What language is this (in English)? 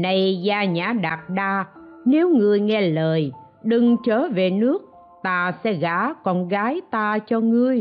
Vietnamese